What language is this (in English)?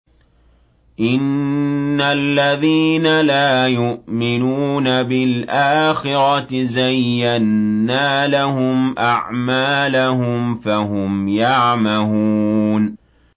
Arabic